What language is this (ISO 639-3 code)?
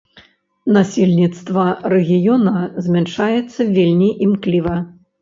bel